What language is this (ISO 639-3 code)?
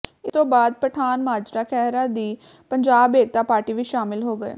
pan